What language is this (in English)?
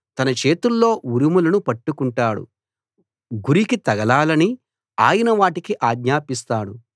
Telugu